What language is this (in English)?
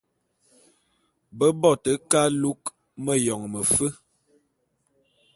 Bulu